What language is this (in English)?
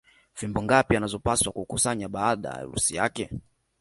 Swahili